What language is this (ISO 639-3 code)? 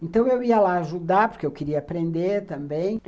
por